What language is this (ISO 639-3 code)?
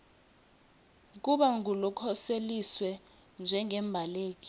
ssw